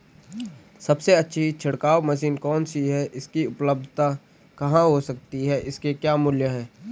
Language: Hindi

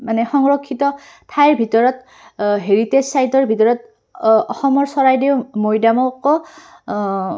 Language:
Assamese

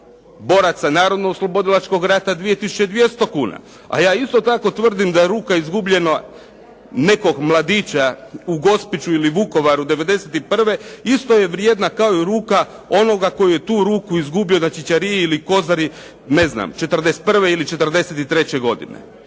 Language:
Croatian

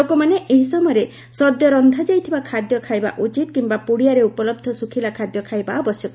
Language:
Odia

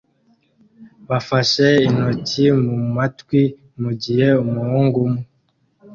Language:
Kinyarwanda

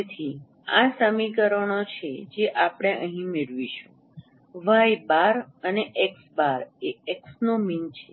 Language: Gujarati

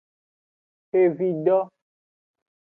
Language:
Aja (Benin)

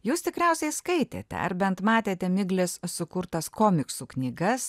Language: Lithuanian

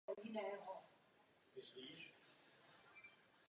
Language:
Czech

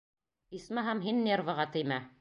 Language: Bashkir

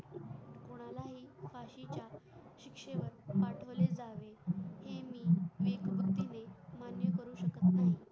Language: Marathi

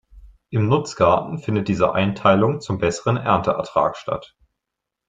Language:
German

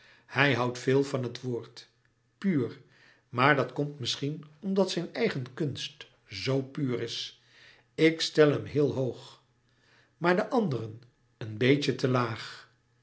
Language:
Dutch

